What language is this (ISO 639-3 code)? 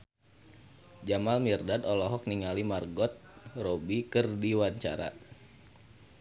sun